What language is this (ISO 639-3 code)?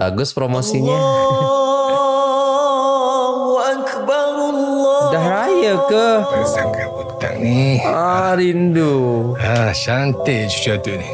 msa